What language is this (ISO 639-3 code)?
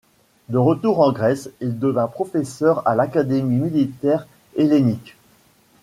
fra